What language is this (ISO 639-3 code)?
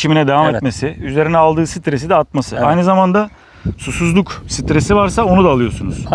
tur